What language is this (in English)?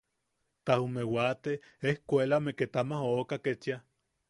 Yaqui